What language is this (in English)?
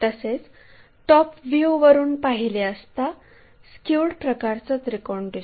Marathi